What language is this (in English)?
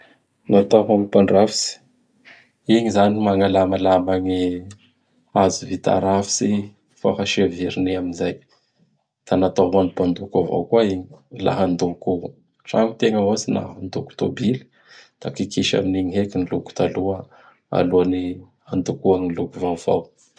Bara Malagasy